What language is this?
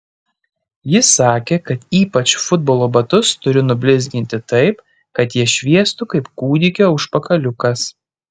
Lithuanian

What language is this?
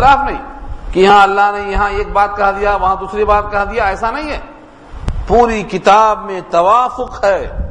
Urdu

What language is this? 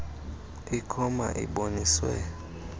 Xhosa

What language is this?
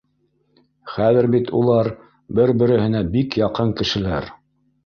Bashkir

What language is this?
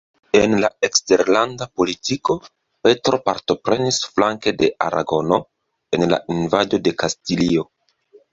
Esperanto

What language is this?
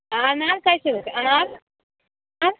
Maithili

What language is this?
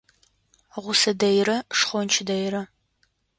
Adyghe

